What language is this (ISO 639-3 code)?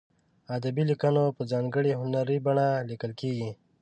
pus